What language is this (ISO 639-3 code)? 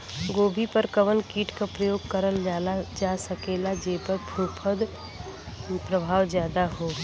bho